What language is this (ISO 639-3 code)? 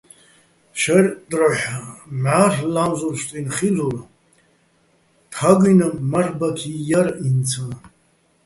bbl